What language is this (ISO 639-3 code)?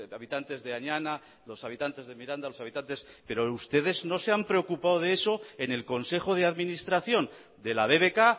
spa